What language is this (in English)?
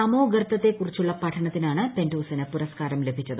Malayalam